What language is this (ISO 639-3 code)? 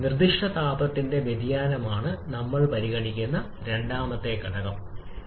mal